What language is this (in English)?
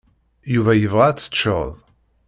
Kabyle